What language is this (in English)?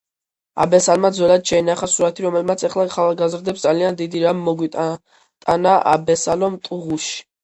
Georgian